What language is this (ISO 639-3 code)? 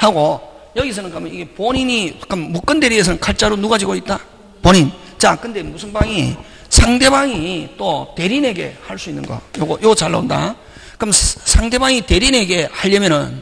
kor